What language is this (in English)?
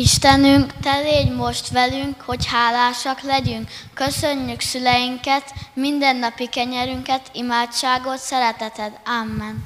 Hungarian